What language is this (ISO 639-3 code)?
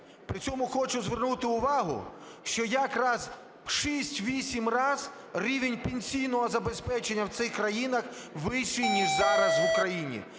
ukr